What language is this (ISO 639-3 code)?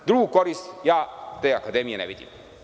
srp